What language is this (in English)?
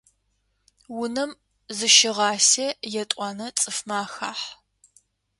Adyghe